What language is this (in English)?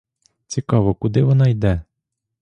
Ukrainian